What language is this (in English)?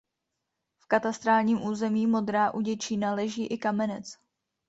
Czech